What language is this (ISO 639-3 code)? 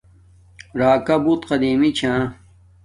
dmk